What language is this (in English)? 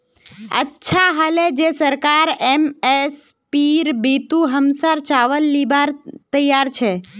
Magahi